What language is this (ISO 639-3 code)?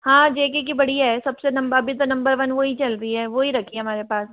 hin